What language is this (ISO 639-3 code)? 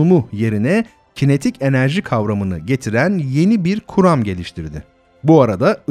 tur